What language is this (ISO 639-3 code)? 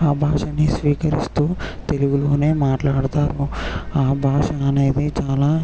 tel